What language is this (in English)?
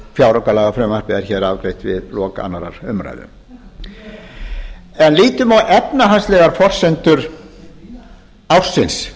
Icelandic